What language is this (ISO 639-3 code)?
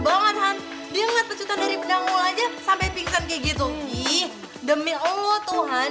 ind